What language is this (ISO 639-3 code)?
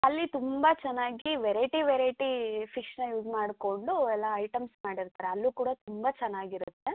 kan